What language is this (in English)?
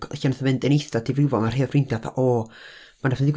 Welsh